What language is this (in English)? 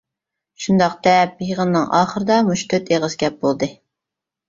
Uyghur